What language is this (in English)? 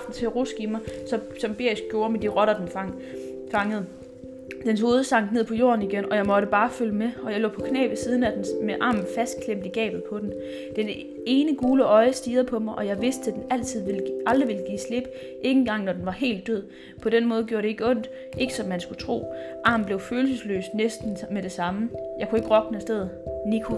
Danish